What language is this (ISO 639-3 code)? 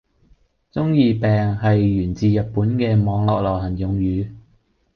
yue